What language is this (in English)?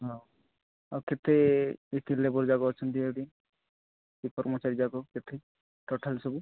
Odia